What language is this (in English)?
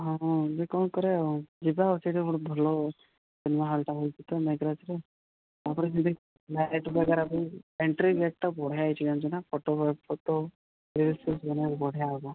Odia